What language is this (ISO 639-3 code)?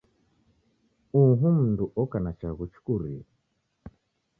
dav